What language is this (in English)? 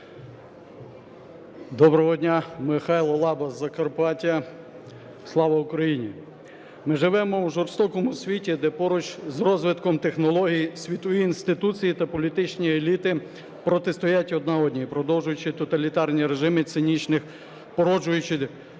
Ukrainian